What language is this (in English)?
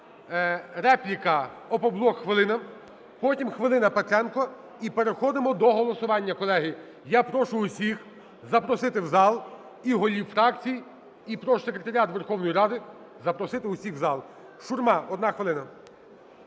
Ukrainian